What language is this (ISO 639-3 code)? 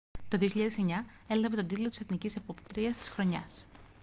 ell